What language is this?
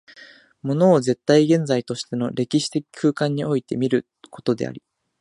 Japanese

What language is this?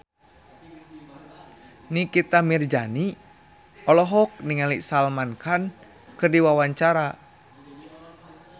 Sundanese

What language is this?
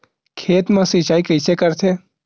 Chhattisgarhi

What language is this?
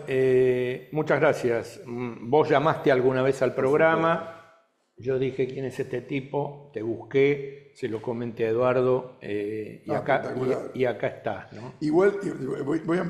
Spanish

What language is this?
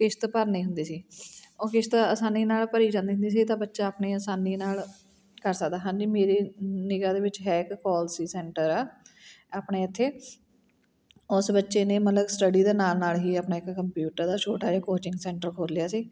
Punjabi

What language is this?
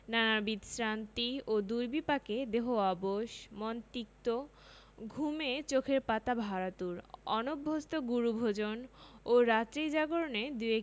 Bangla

